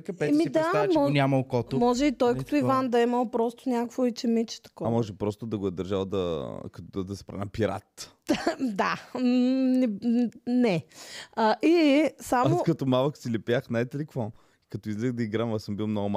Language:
Bulgarian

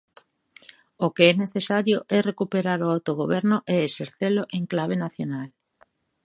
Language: Galician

